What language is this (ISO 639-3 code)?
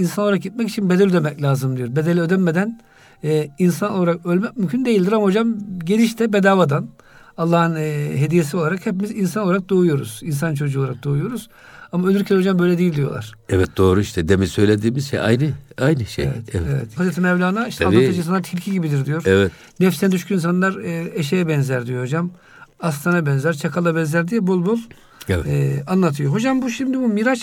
tur